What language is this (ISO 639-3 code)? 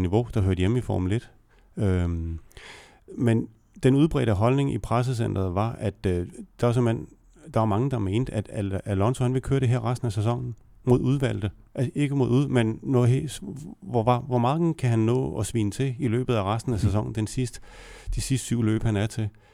dan